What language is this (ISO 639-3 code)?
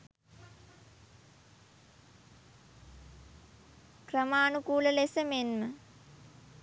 sin